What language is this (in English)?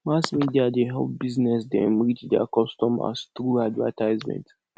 Nigerian Pidgin